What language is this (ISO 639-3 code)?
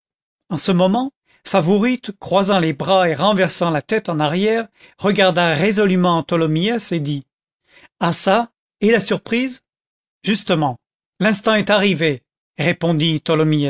fra